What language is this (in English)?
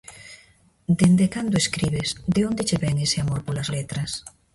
Galician